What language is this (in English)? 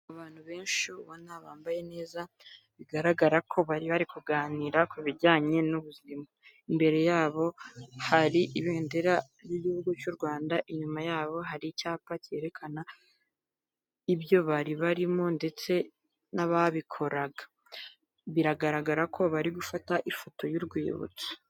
Kinyarwanda